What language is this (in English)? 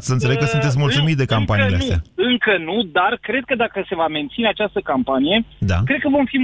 Romanian